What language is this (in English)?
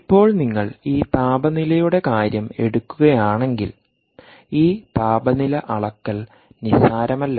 Malayalam